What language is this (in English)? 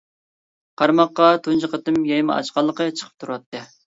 Uyghur